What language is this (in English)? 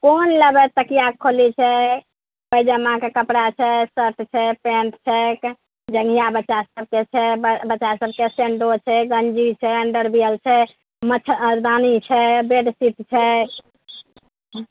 Maithili